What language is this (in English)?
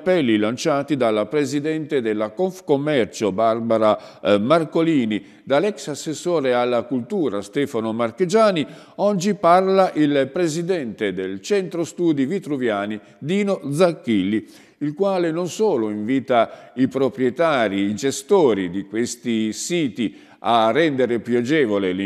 Italian